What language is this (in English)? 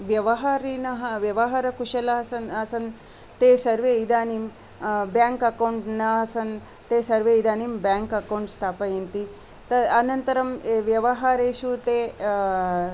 Sanskrit